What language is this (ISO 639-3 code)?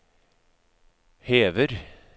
nor